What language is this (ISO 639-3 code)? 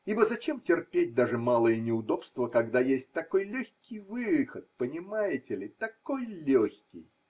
rus